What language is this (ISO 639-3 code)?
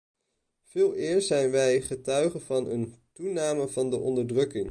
nld